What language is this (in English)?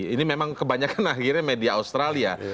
Indonesian